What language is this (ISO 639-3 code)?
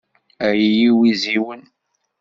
kab